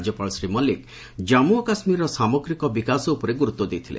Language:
Odia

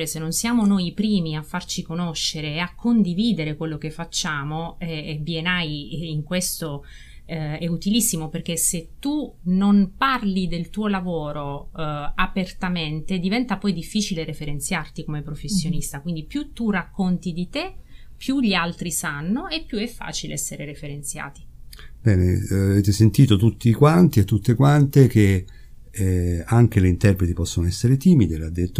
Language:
Italian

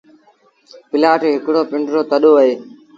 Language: Sindhi Bhil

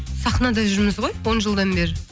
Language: Kazakh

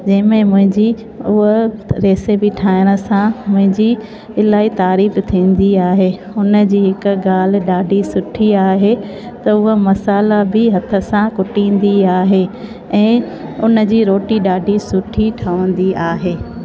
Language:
Sindhi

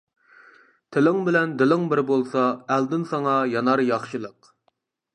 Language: Uyghur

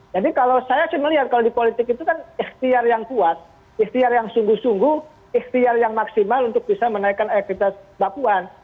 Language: Indonesian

